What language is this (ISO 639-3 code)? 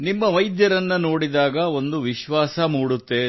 kan